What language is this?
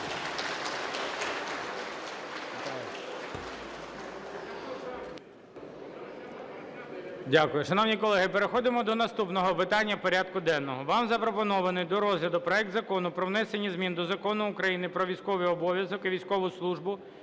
Ukrainian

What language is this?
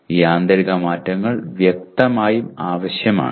Malayalam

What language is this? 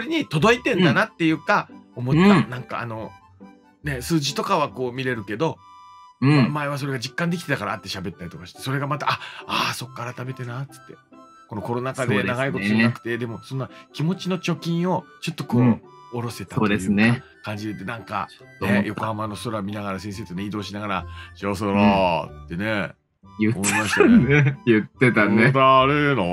Japanese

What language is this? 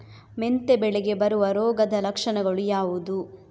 Kannada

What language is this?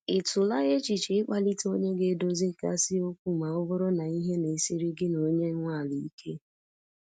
Igbo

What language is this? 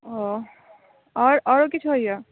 Maithili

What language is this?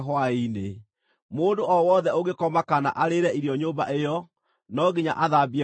Kikuyu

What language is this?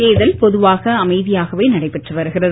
Tamil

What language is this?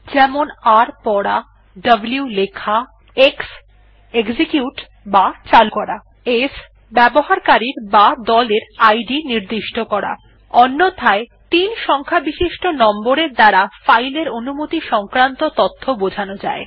Bangla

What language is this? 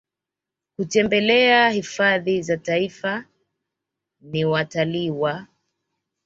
Swahili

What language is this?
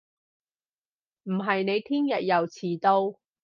Cantonese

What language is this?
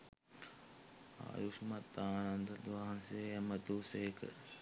Sinhala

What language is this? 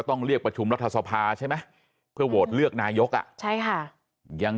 Thai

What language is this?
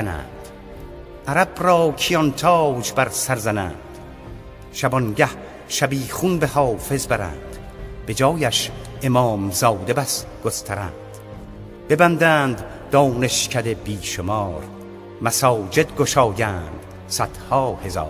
Persian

